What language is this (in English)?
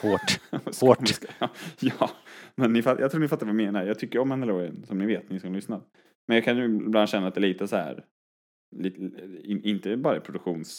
Swedish